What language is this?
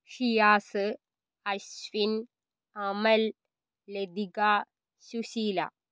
Malayalam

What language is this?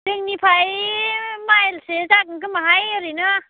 Bodo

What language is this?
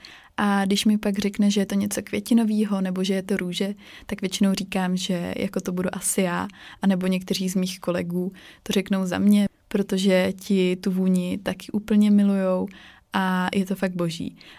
Czech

